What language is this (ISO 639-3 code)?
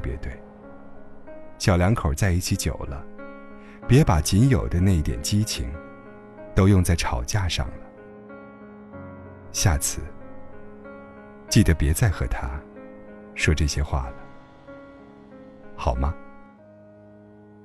zho